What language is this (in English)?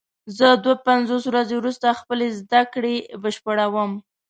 Pashto